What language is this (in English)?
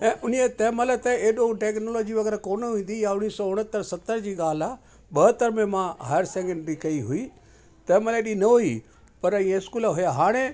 Sindhi